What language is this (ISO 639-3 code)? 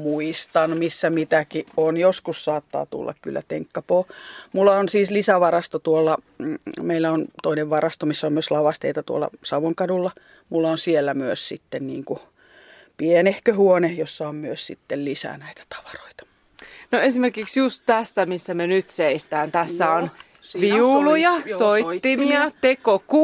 fin